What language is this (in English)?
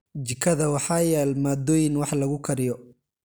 Somali